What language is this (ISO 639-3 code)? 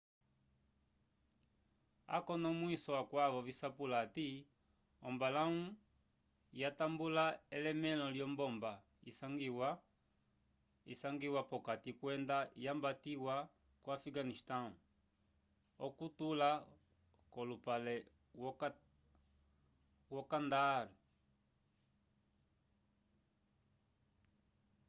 umb